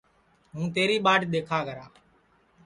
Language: Sansi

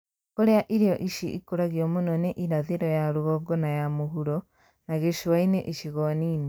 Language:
Kikuyu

